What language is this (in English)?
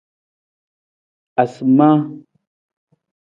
Nawdm